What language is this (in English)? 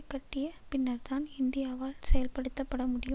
Tamil